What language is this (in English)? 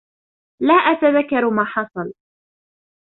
Arabic